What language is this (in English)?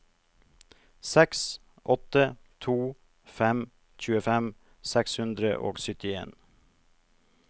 Norwegian